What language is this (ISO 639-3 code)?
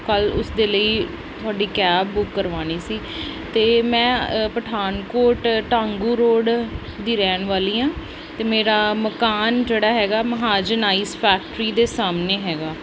pan